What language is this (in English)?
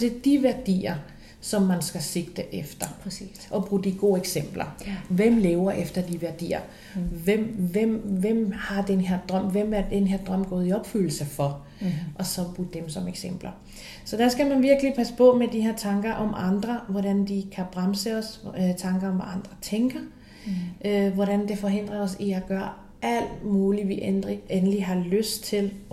Danish